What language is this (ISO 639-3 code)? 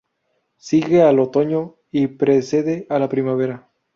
spa